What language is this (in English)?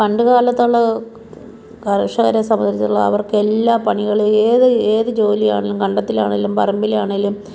Malayalam